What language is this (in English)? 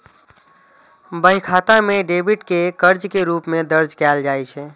Maithili